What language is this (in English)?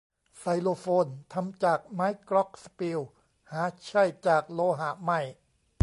Thai